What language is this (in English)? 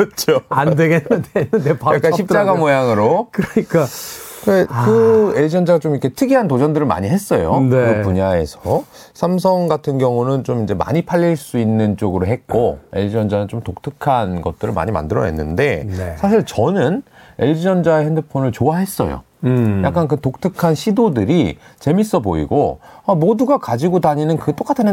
Korean